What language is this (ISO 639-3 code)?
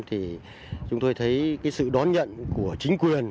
vie